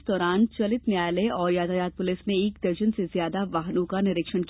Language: Hindi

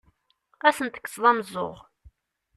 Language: Kabyle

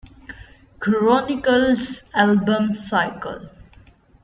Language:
English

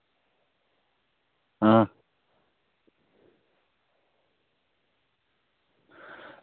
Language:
Dogri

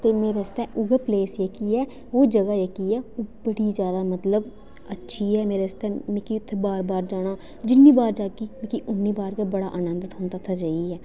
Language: Dogri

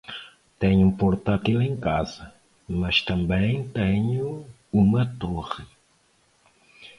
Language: Portuguese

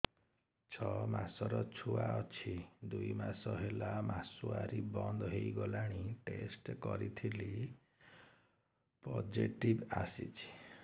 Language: Odia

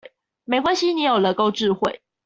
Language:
Chinese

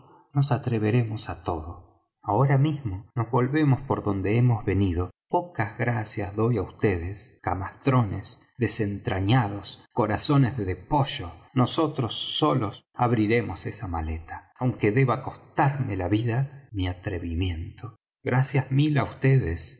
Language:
Spanish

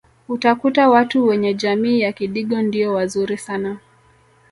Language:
Swahili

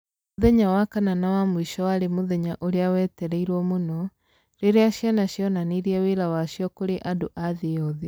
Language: Kikuyu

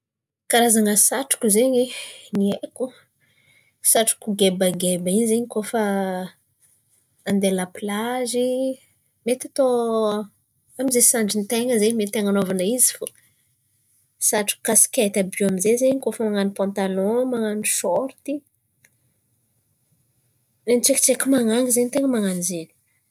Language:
Antankarana Malagasy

